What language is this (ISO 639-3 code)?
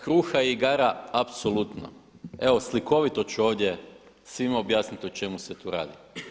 hrv